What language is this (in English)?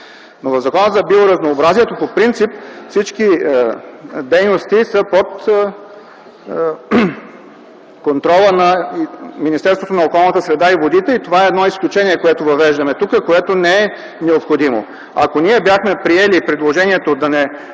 Bulgarian